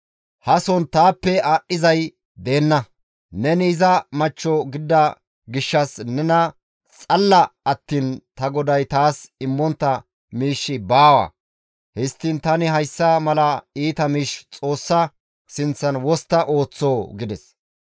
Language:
Gamo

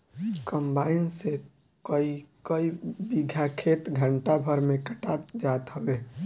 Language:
Bhojpuri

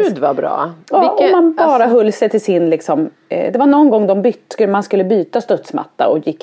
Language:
Swedish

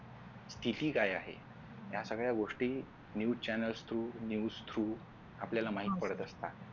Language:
Marathi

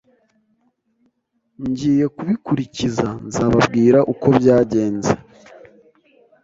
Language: Kinyarwanda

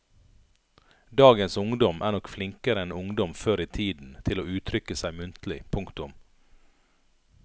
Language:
Norwegian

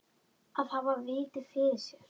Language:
Icelandic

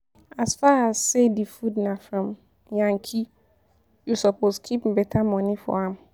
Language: Nigerian Pidgin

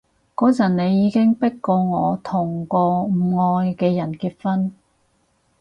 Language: Cantonese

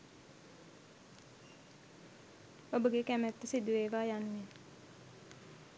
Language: Sinhala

